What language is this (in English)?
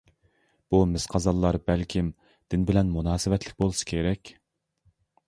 Uyghur